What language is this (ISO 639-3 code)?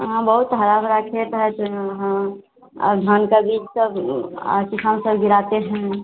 hin